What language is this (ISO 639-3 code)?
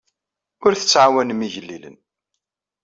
kab